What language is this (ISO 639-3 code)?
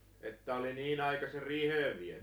fin